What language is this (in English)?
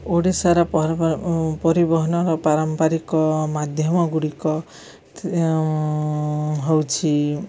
Odia